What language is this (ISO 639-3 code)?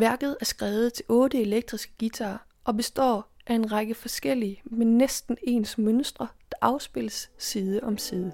dan